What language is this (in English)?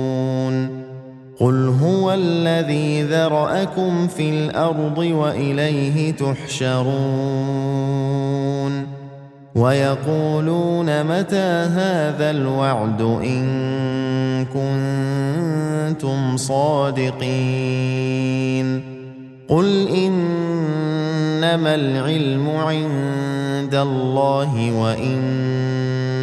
Arabic